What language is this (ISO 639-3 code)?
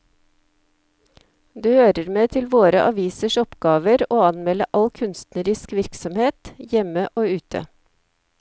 nor